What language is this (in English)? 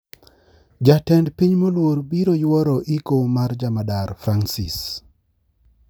Luo (Kenya and Tanzania)